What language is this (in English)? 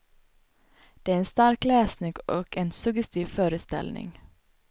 Swedish